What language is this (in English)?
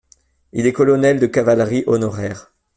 French